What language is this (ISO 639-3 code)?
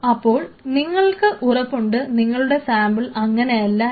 mal